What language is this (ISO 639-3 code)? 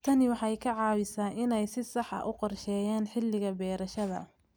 som